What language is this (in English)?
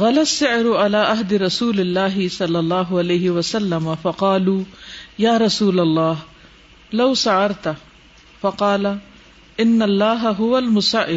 Urdu